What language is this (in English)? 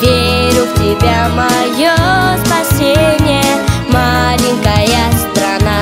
Russian